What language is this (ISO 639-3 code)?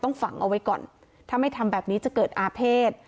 tha